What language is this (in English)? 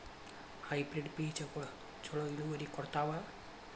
Kannada